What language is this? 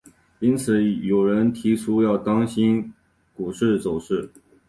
Chinese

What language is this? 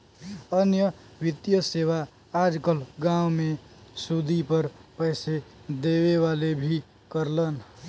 Bhojpuri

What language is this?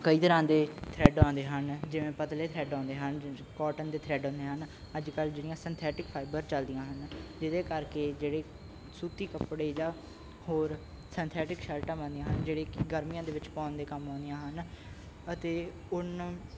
Punjabi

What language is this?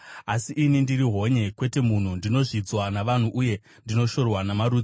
Shona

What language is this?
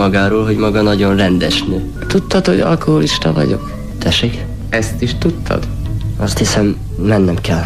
Hungarian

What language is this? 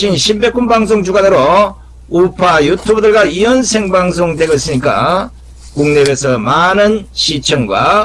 Korean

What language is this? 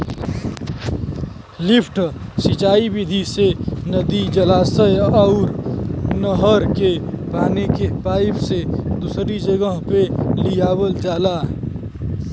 Bhojpuri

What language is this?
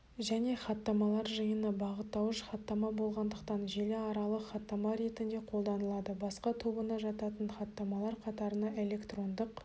Kazakh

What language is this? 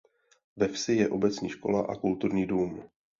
Czech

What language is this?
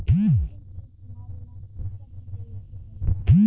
Bhojpuri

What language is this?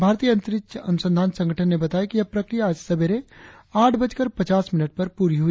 Hindi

